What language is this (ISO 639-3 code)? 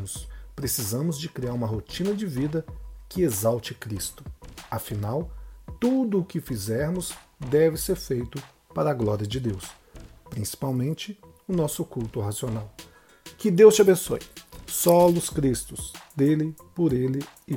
por